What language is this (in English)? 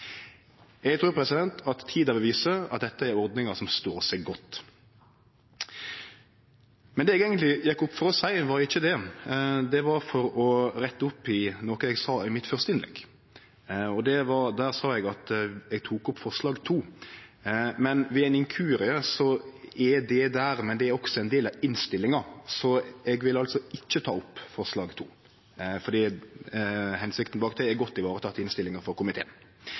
Norwegian Nynorsk